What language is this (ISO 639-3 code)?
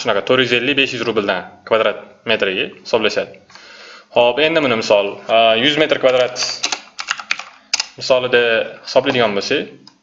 tur